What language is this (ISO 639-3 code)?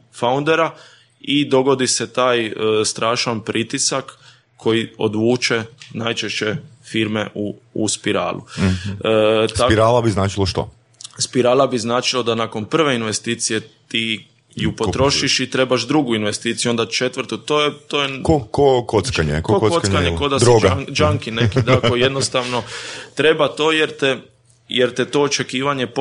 hrv